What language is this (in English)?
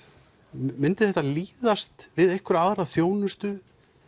Icelandic